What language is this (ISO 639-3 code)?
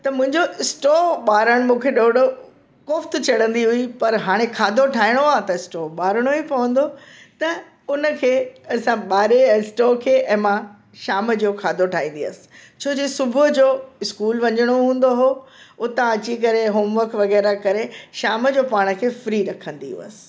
snd